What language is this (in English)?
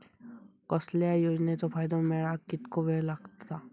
Marathi